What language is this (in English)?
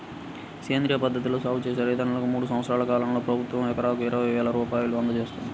Telugu